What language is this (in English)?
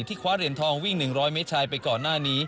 Thai